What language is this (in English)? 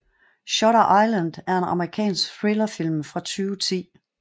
Danish